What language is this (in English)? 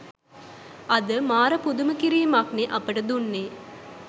Sinhala